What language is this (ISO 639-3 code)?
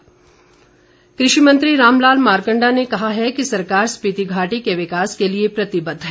hin